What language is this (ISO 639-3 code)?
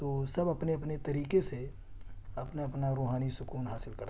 urd